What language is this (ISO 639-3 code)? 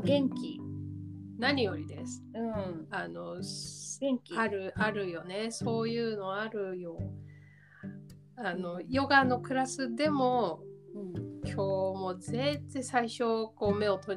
jpn